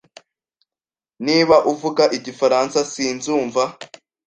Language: Kinyarwanda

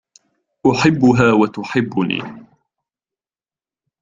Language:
Arabic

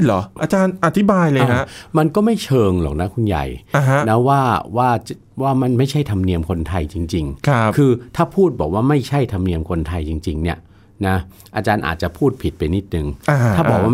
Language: Thai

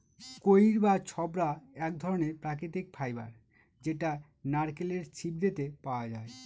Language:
Bangla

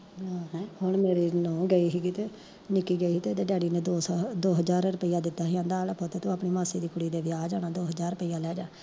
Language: Punjabi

